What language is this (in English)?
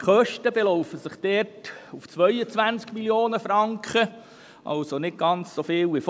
Swiss German